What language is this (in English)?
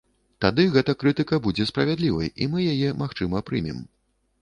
Belarusian